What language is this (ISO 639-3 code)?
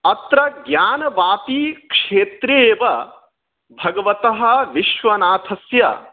san